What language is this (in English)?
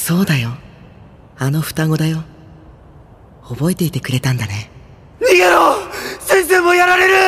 Japanese